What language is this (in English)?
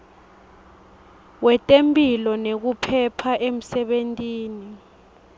Swati